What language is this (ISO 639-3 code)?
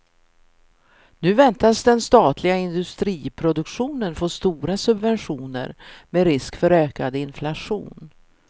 swe